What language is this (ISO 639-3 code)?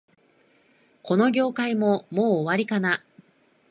jpn